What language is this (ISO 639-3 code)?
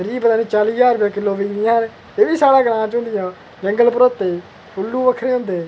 doi